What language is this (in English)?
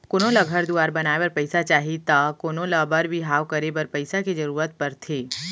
Chhattisgarhi